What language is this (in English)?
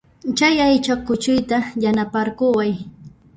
Puno Quechua